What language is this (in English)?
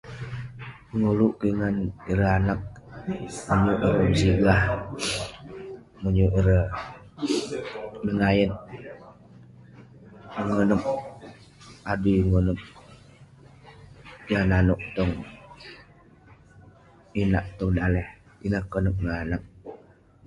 Western Penan